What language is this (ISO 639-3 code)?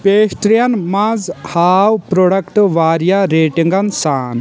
kas